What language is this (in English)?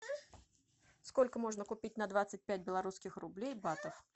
Russian